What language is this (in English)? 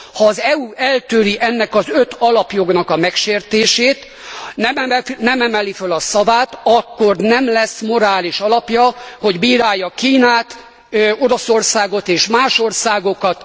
Hungarian